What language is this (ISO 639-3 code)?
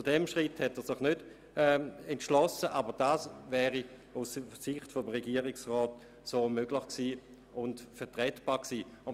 gsw